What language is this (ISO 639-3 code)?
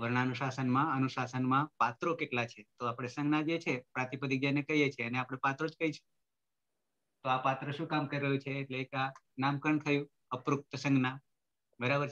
ind